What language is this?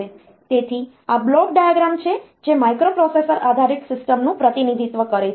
Gujarati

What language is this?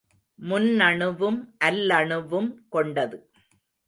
Tamil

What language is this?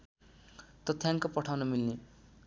Nepali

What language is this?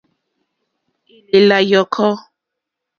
Mokpwe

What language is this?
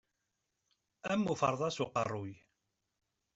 Kabyle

